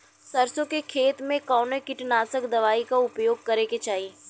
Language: Bhojpuri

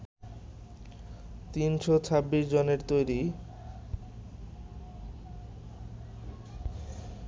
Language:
Bangla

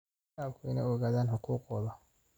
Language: Somali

